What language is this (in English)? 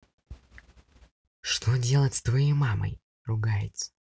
Russian